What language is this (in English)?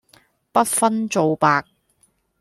Cantonese